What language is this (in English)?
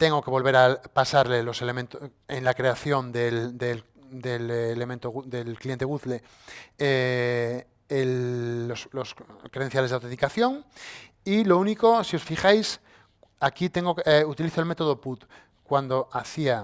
Spanish